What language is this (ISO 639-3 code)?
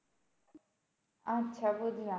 ben